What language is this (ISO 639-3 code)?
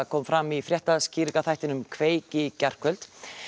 isl